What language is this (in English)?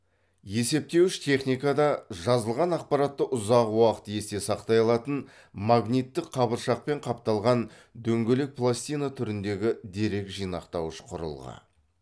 Kazakh